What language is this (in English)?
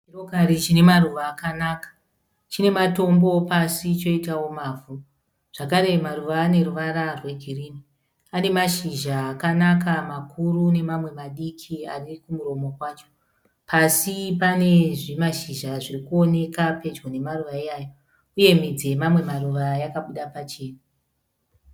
Shona